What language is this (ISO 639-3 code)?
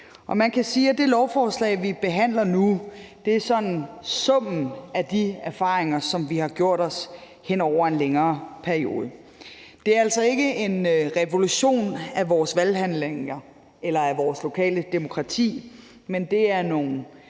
dan